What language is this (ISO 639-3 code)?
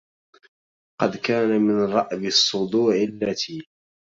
ara